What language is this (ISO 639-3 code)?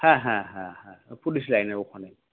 ben